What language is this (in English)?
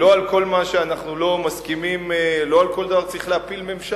Hebrew